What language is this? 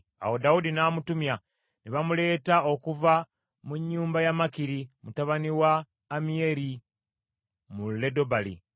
Ganda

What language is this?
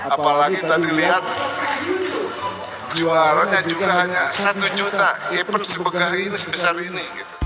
Indonesian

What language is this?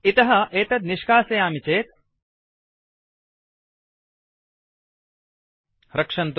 Sanskrit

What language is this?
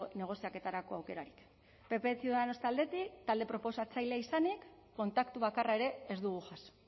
Basque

